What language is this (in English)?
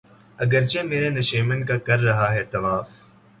Urdu